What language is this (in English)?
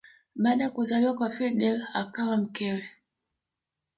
Swahili